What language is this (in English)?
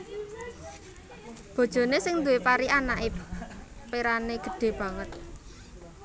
Javanese